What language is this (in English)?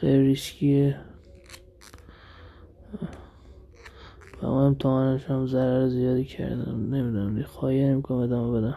Persian